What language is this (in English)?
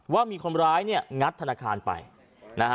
Thai